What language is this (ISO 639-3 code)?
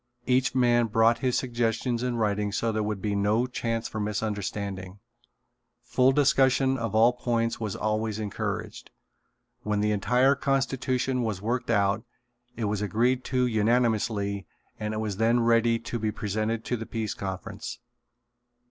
eng